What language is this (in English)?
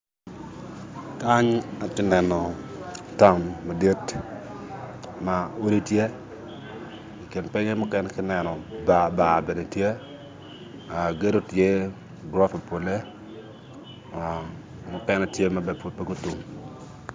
Acoli